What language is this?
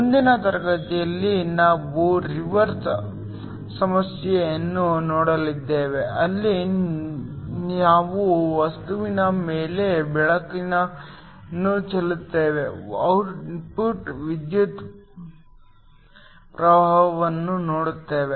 Kannada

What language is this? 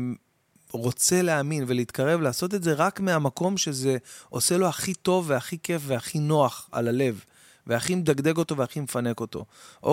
Hebrew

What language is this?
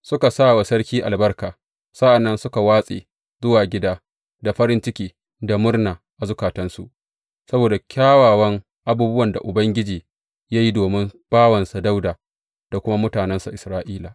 Hausa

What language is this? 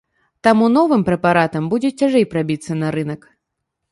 Belarusian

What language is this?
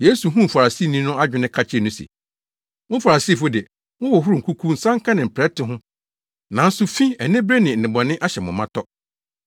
Akan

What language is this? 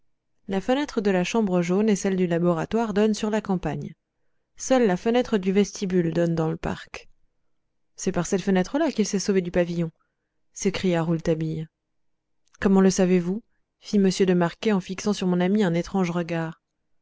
French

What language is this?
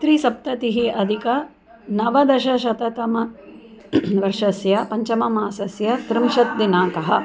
Sanskrit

